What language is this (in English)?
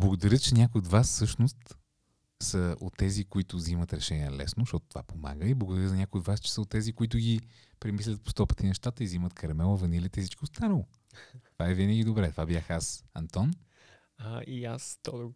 Bulgarian